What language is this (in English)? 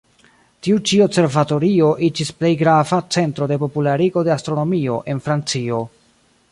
Esperanto